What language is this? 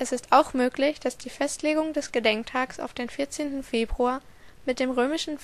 German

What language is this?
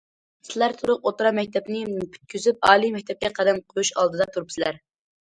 Uyghur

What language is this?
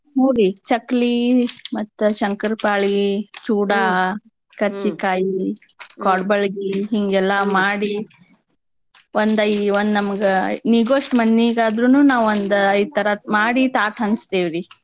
Kannada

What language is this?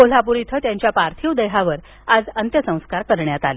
Marathi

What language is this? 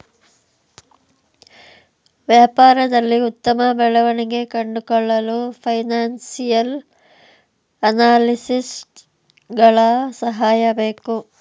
Kannada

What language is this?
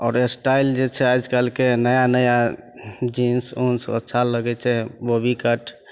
Maithili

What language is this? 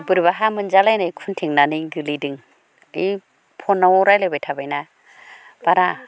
Bodo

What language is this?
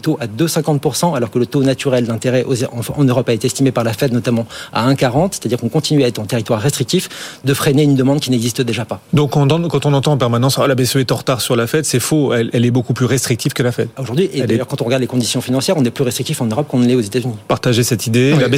French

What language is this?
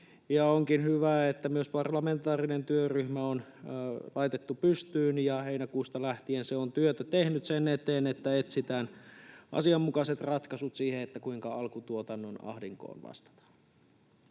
Finnish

